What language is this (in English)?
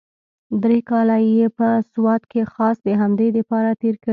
Pashto